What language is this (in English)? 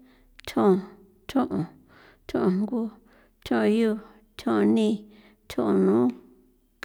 San Felipe Otlaltepec Popoloca